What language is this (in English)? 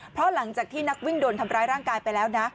Thai